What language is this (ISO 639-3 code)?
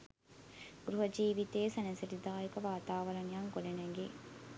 sin